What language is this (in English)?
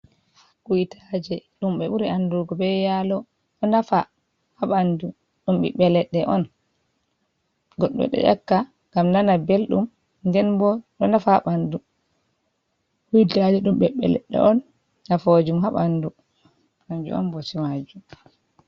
Fula